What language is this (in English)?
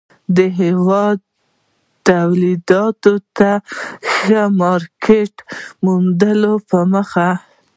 Pashto